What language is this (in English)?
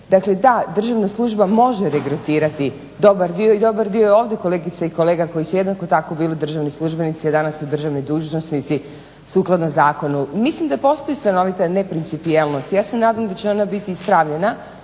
Croatian